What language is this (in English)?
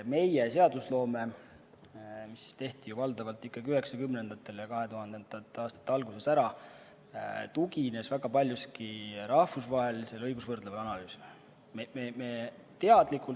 Estonian